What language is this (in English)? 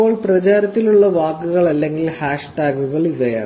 Malayalam